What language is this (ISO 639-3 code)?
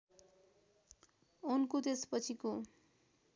nep